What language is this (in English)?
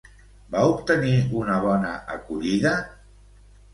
Catalan